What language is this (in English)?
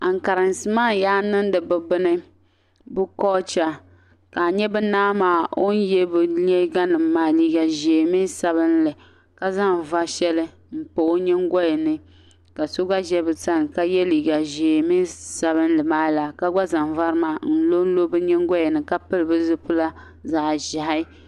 Dagbani